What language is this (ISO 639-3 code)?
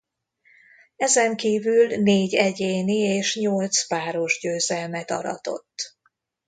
hun